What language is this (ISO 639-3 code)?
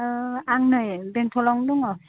brx